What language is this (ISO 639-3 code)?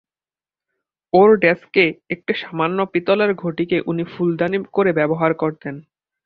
ben